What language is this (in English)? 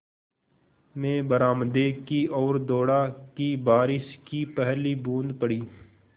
Hindi